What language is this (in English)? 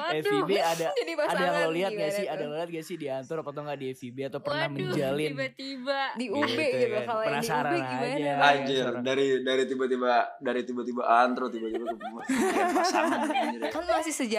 Indonesian